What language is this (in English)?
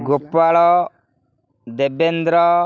Odia